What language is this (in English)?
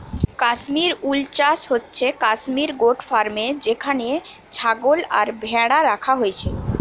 Bangla